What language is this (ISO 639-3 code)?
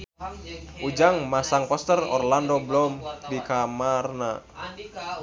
sun